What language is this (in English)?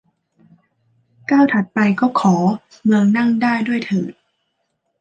Thai